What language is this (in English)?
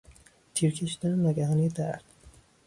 Persian